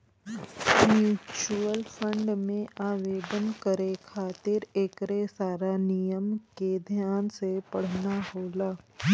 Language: Bhojpuri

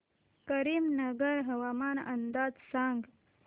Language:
Marathi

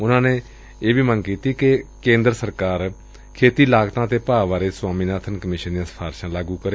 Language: Punjabi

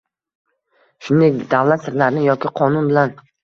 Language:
Uzbek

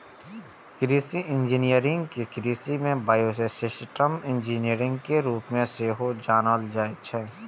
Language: Maithili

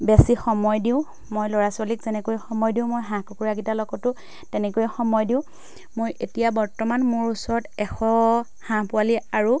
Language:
Assamese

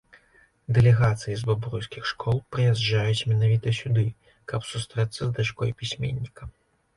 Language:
Belarusian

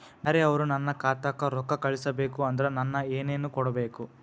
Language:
Kannada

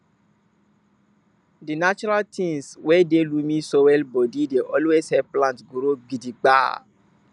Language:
Nigerian Pidgin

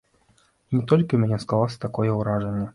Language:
Belarusian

